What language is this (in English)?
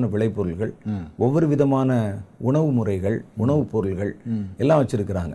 Tamil